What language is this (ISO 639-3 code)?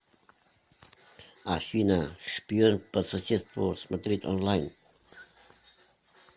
rus